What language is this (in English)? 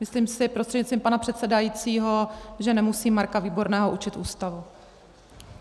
Czech